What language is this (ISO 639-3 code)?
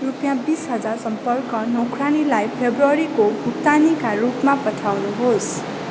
nep